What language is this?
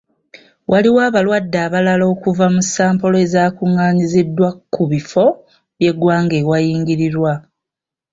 Ganda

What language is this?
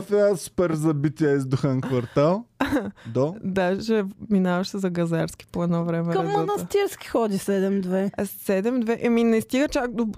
Bulgarian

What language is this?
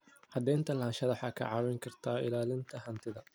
Somali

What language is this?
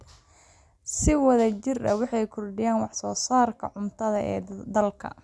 Somali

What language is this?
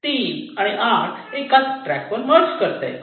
Marathi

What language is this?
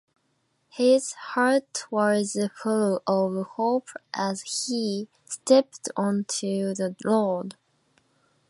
Japanese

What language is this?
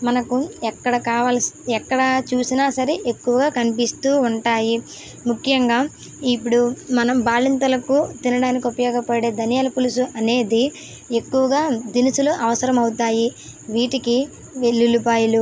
Telugu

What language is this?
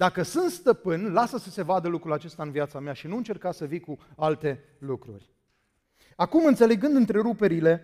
Romanian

